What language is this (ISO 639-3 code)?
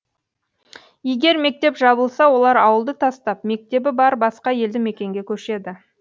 kaz